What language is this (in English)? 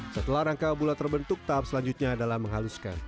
Indonesian